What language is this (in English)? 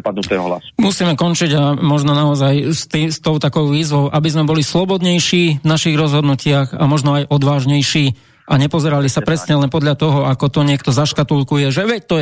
Slovak